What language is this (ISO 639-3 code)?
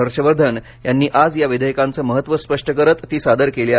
mar